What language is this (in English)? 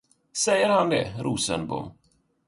Swedish